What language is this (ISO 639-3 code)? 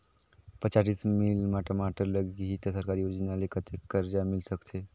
hne